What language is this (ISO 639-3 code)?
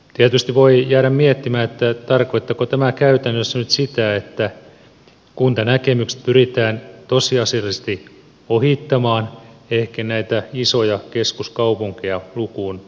fin